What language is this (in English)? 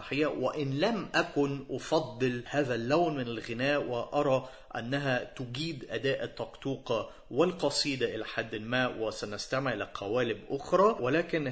Arabic